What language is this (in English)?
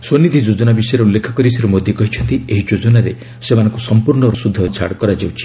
Odia